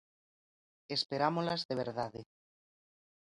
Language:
Galician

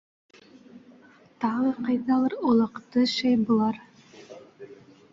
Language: Bashkir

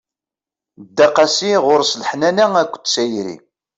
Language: Kabyle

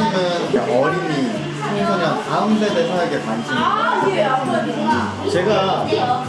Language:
Korean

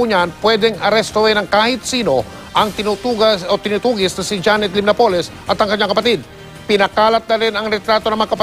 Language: Filipino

